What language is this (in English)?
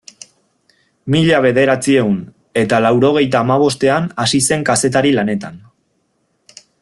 Basque